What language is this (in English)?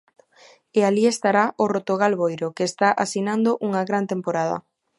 Galician